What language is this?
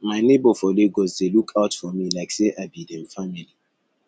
Nigerian Pidgin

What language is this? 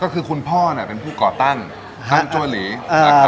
Thai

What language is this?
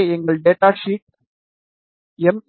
Tamil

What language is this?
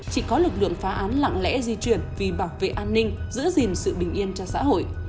Vietnamese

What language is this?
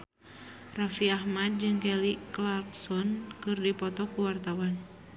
Sundanese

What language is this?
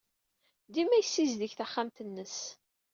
Kabyle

